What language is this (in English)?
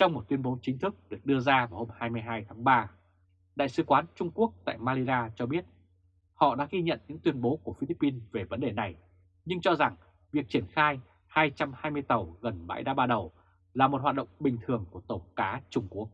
Vietnamese